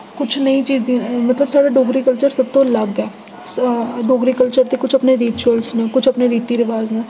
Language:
Dogri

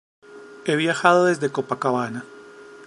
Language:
Spanish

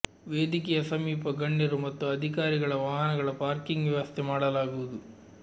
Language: Kannada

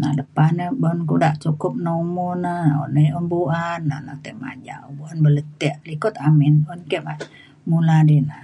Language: Mainstream Kenyah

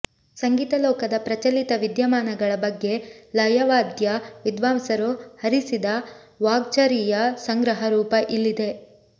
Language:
Kannada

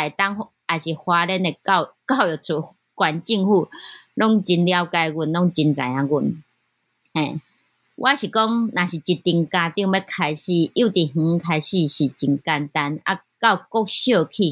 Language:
Chinese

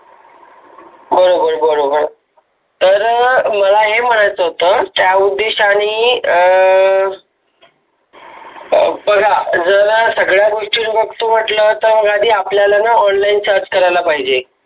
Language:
Marathi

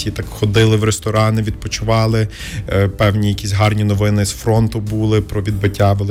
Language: Ukrainian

